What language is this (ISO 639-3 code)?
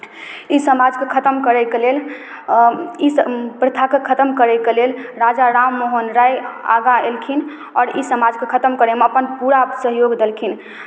mai